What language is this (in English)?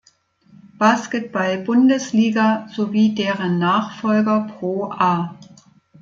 German